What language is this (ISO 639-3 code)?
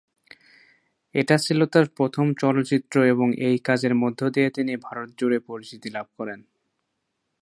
ben